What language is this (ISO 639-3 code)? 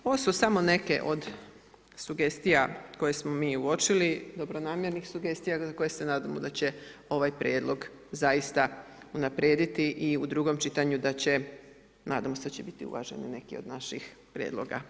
hrv